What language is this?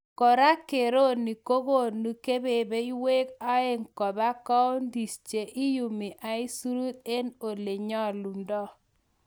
Kalenjin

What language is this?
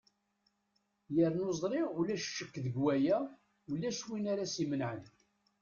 Kabyle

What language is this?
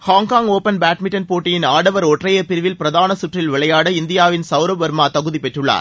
Tamil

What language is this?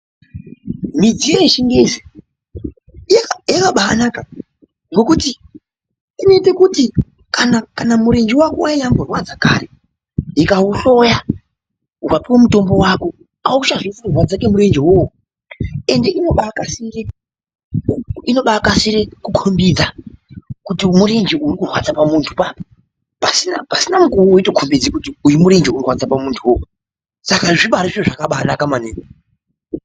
Ndau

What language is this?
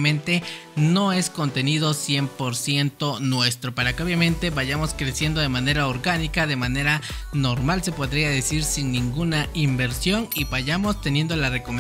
Spanish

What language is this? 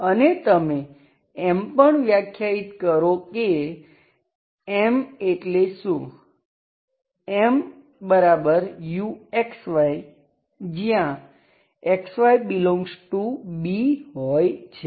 Gujarati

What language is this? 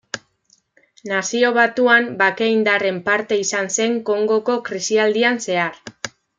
Basque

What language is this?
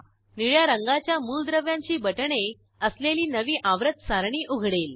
Marathi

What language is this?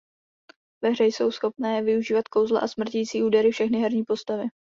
Czech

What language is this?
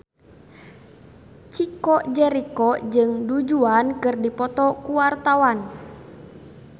Sundanese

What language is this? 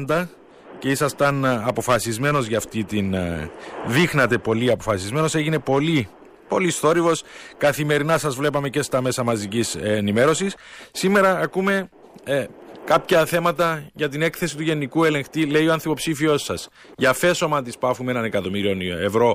Greek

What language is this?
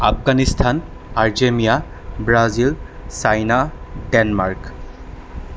Assamese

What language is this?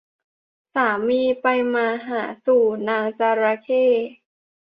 Thai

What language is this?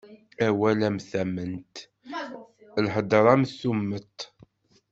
Kabyle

